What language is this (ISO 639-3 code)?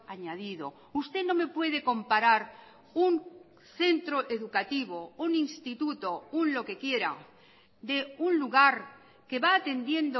spa